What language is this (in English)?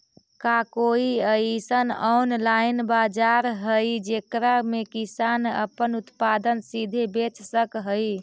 Magahi